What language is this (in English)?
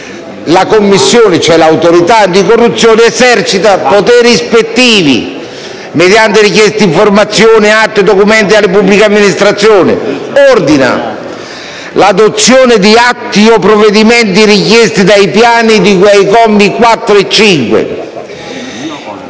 Italian